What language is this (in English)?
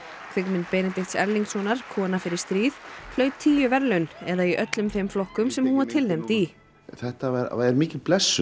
Icelandic